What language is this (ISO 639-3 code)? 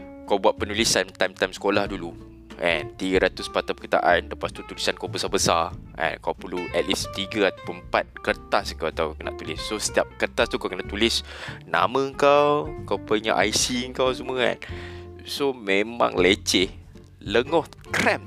msa